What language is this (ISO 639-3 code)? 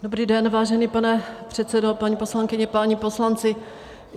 ces